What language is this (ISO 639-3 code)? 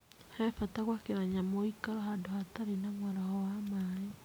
kik